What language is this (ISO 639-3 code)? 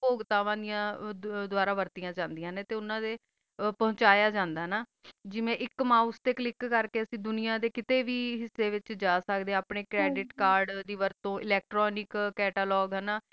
pan